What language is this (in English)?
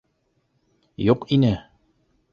Bashkir